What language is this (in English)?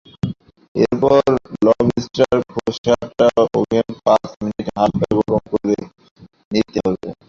Bangla